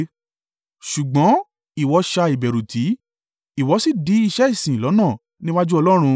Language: Yoruba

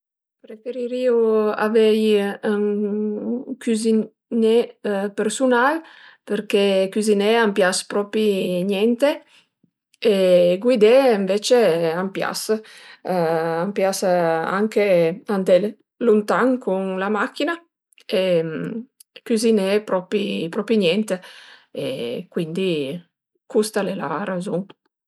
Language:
Piedmontese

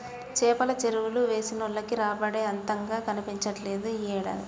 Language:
Telugu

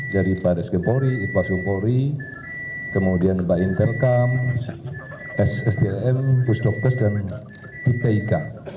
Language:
Indonesian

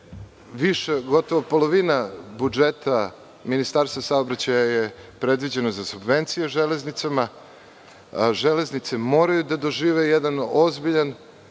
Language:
Serbian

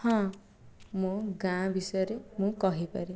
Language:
Odia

